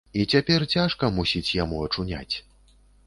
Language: Belarusian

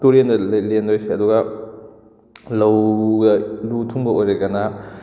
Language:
Manipuri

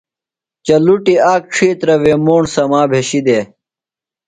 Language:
Phalura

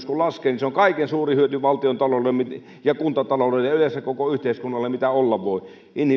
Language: Finnish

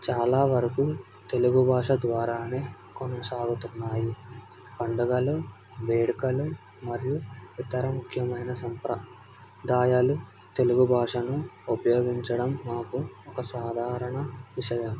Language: Telugu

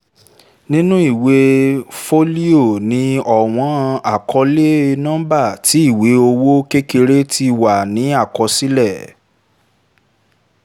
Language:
Yoruba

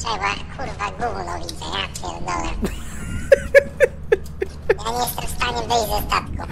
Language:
Polish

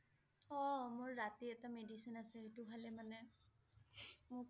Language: Assamese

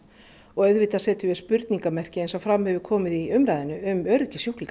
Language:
Icelandic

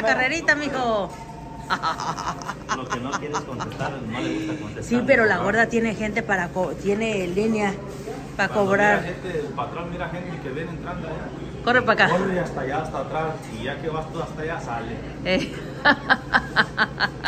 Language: Spanish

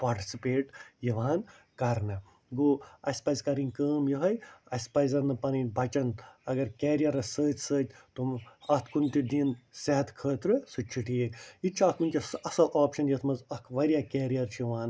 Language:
Kashmiri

